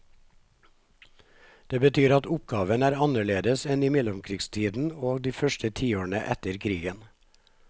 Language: Norwegian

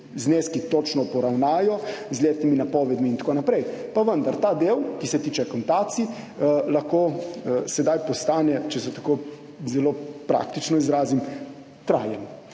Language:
Slovenian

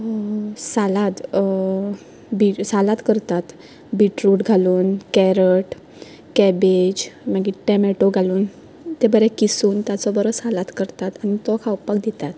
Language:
Konkani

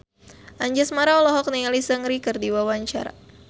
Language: Sundanese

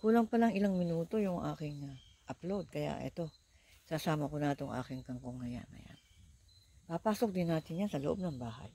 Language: Filipino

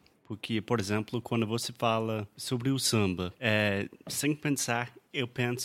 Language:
Portuguese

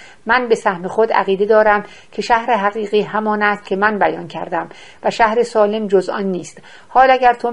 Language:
Persian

